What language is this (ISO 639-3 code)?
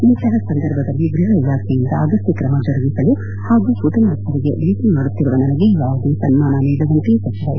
kan